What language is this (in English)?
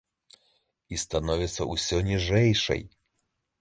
Belarusian